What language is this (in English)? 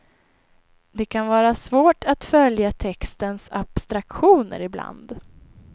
Swedish